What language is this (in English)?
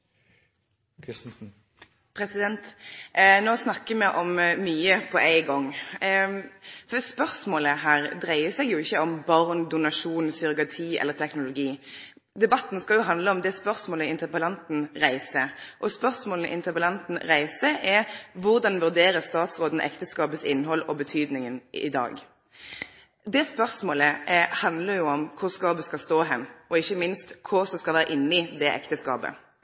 Norwegian Nynorsk